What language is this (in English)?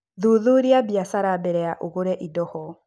Kikuyu